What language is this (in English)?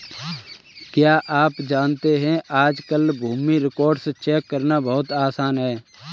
Hindi